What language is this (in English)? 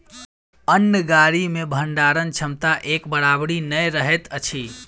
Maithili